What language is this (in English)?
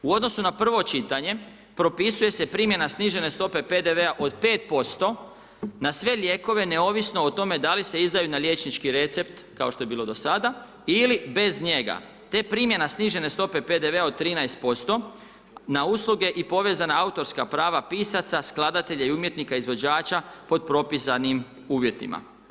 Croatian